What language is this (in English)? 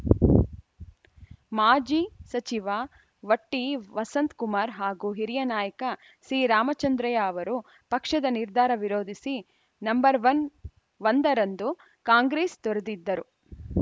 Kannada